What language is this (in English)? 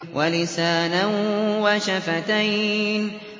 Arabic